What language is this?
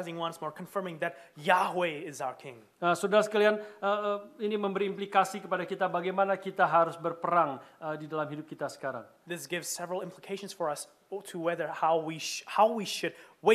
Indonesian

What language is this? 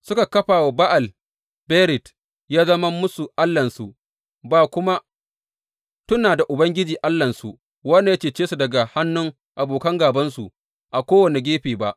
Hausa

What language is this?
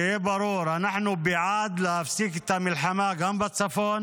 Hebrew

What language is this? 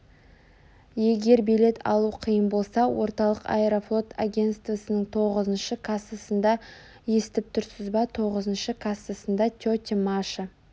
Kazakh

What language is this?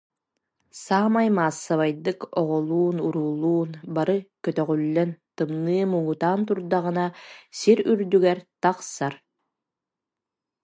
Yakut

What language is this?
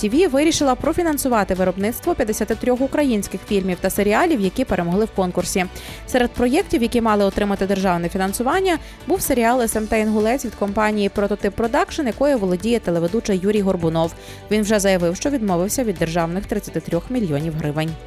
Ukrainian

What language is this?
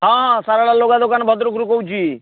Odia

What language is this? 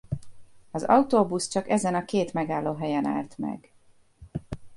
Hungarian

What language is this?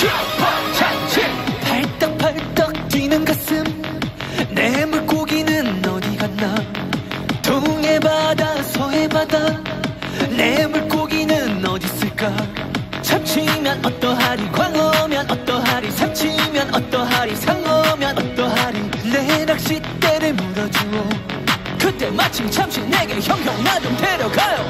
Korean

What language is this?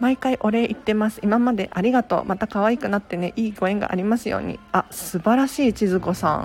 Japanese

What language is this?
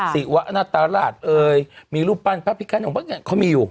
Thai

